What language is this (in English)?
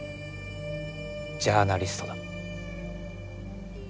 Japanese